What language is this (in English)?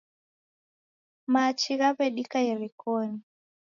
Taita